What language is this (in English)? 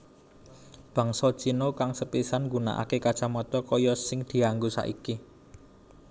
Javanese